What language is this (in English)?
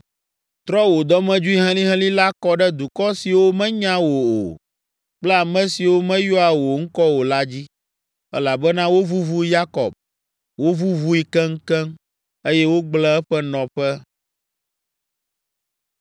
Ewe